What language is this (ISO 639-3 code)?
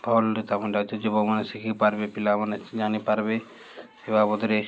ori